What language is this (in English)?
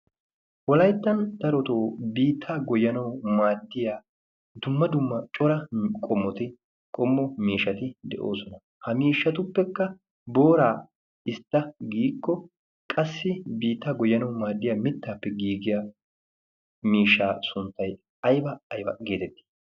Wolaytta